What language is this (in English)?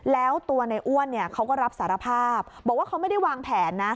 Thai